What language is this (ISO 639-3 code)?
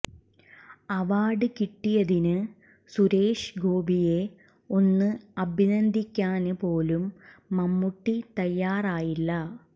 mal